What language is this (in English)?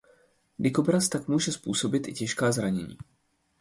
Czech